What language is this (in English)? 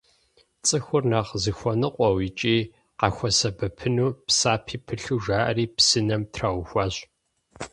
Kabardian